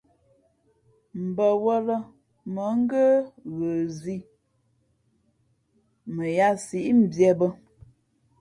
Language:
Fe'fe'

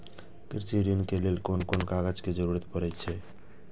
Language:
Maithili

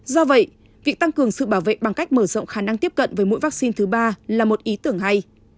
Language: Vietnamese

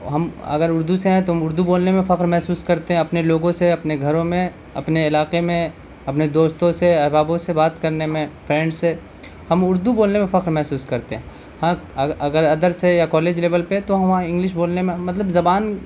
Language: Urdu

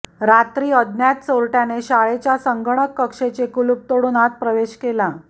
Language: Marathi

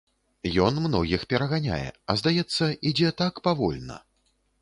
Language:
Belarusian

